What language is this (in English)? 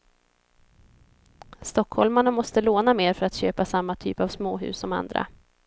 Swedish